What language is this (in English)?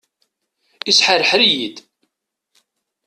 Kabyle